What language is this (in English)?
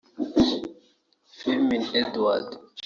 Kinyarwanda